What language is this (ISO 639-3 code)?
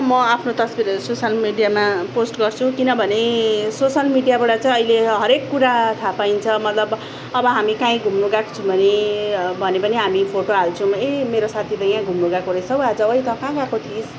nep